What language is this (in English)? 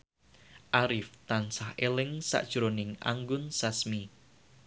Javanese